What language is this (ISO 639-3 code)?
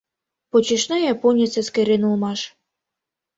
chm